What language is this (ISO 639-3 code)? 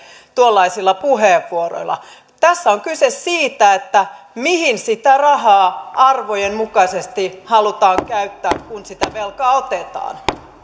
fin